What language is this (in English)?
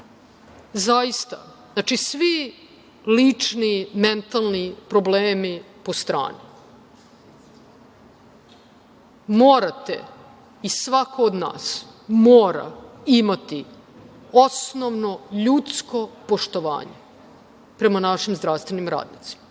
Serbian